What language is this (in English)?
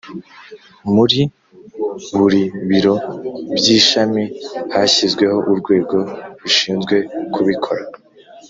Kinyarwanda